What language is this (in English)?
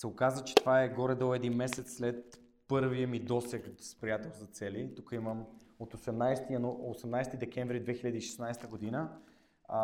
Bulgarian